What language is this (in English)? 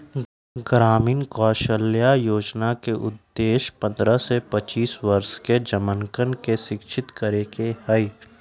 Magahi